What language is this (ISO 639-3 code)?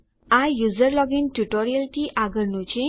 guj